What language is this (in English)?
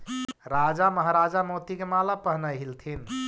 Magahi